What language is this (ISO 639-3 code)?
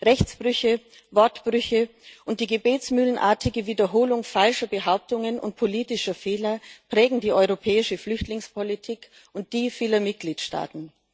deu